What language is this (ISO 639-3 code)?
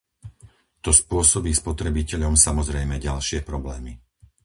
slk